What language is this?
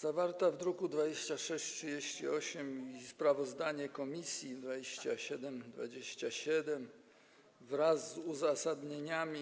Polish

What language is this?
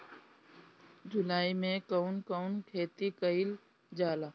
Bhojpuri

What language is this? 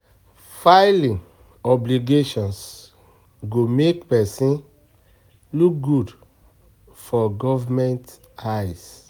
Nigerian Pidgin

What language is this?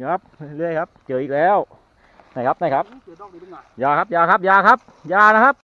Thai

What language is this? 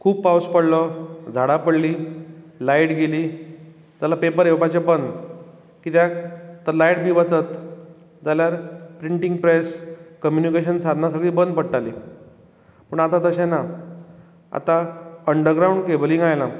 Konkani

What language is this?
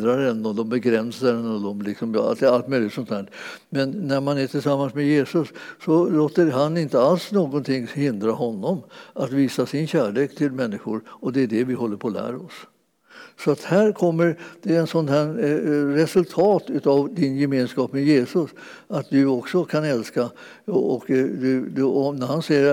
Swedish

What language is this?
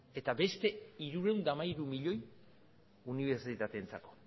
Basque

